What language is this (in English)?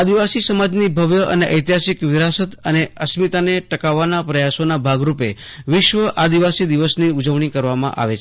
Gujarati